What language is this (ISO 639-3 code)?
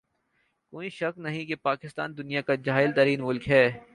urd